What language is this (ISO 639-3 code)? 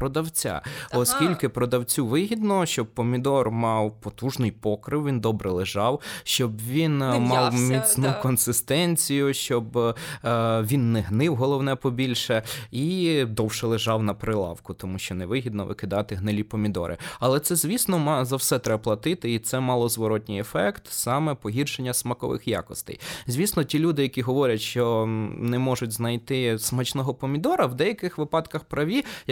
ukr